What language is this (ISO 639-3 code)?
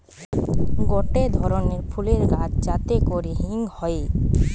ben